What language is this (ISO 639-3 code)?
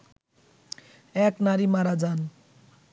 ben